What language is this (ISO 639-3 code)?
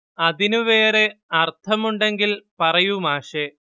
mal